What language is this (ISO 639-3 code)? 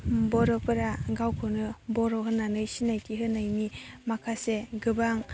brx